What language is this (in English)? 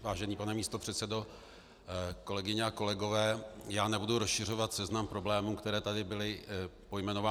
Czech